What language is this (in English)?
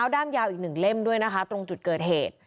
Thai